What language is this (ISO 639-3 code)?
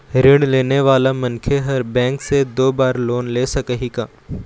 hne